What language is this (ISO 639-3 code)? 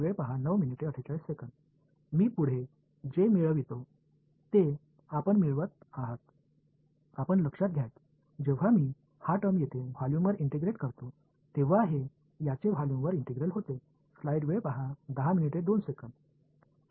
mar